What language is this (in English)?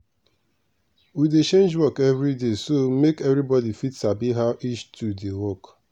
Nigerian Pidgin